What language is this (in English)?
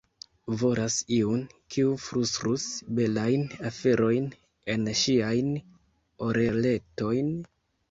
Esperanto